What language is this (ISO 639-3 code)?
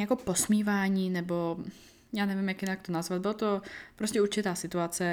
ces